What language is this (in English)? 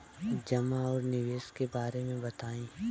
Bhojpuri